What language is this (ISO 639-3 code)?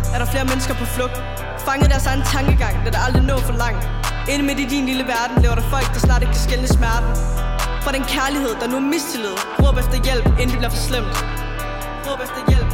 dan